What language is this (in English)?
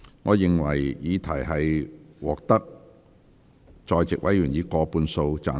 Cantonese